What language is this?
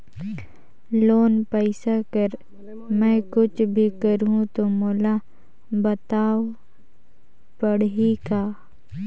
Chhattisgarhi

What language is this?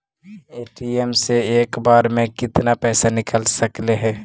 Magahi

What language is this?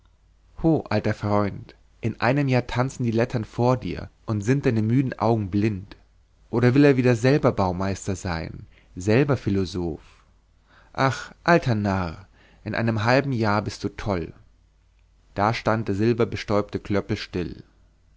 German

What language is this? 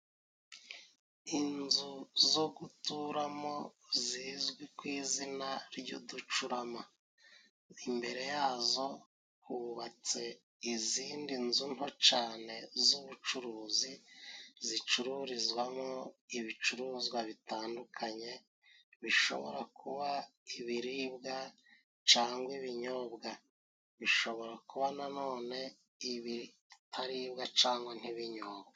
Kinyarwanda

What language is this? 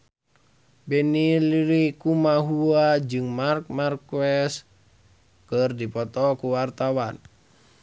Sundanese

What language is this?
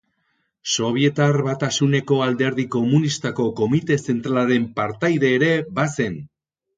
Basque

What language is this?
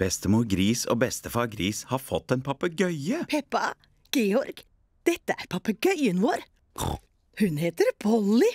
Norwegian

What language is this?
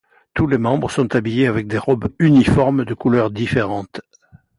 French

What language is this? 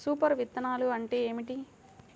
Telugu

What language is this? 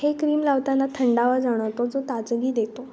Marathi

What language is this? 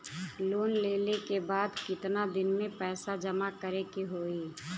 Bhojpuri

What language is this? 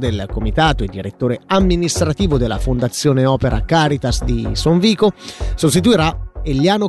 Italian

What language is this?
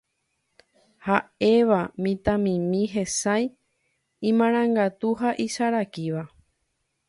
Guarani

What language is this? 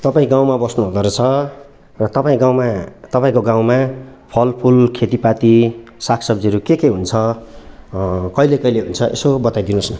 Nepali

